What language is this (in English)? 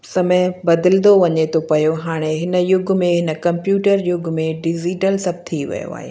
Sindhi